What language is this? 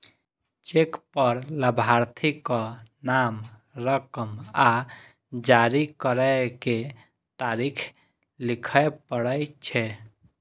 Maithili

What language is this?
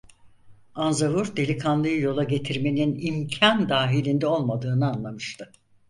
Turkish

